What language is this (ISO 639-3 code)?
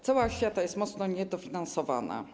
pol